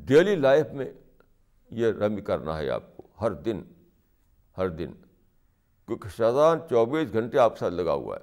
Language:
Urdu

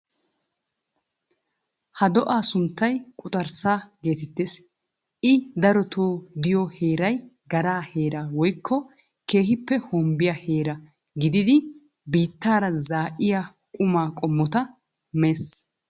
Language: Wolaytta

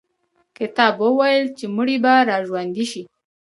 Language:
Pashto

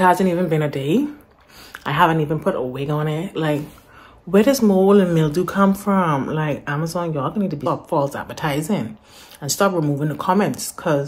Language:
English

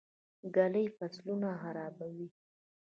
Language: Pashto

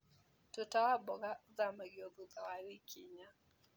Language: Kikuyu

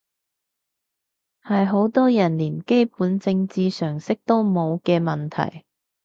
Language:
Cantonese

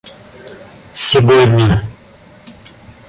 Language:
Russian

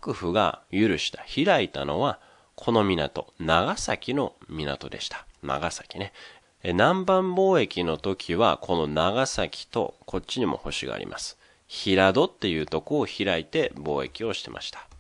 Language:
Japanese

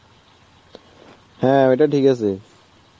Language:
Bangla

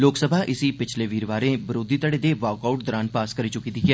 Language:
Dogri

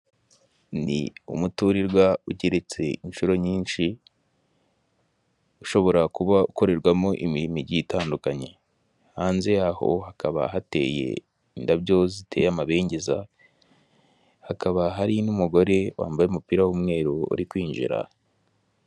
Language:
Kinyarwanda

